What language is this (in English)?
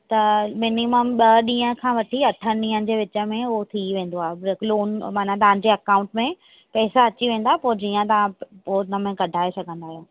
Sindhi